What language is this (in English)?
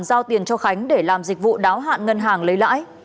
Vietnamese